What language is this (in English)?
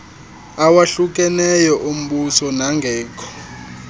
Xhosa